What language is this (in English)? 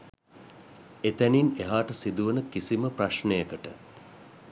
Sinhala